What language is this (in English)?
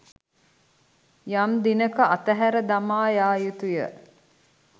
Sinhala